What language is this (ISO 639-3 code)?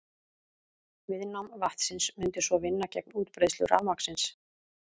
isl